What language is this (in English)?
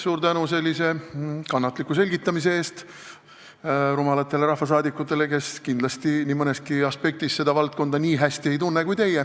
Estonian